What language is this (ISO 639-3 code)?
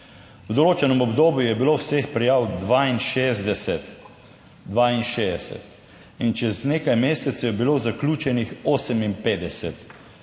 slv